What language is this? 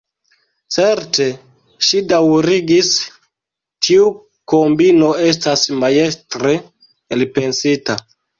Esperanto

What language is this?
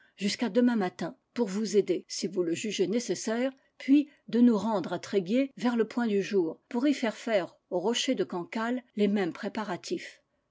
French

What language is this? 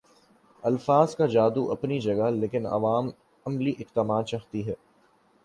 Urdu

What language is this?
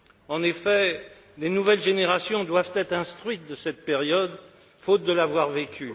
French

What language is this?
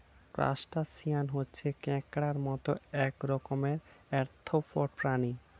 Bangla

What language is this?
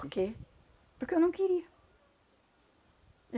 Portuguese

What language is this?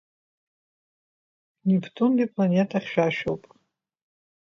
Abkhazian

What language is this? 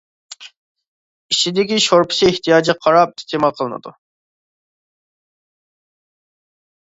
Uyghur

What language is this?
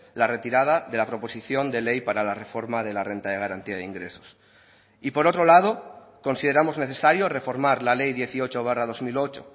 Spanish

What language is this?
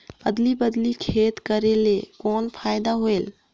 Chhattisgarhi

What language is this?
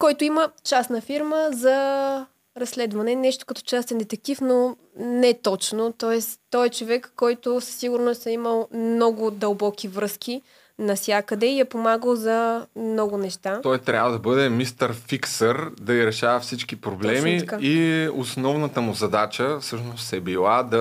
Bulgarian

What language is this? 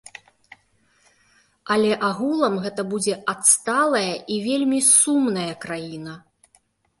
Belarusian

